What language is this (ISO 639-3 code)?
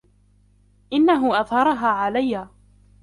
ara